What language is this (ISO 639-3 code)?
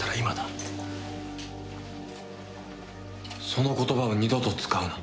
jpn